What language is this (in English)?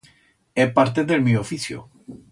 Aragonese